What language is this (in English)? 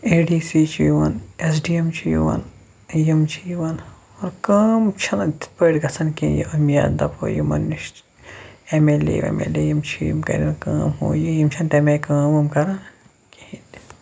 Kashmiri